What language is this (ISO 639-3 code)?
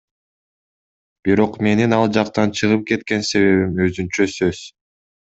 kir